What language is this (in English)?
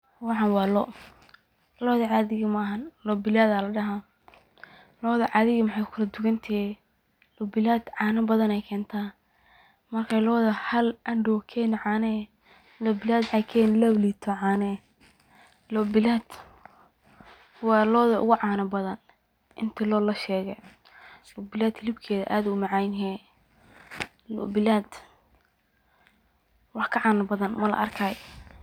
Somali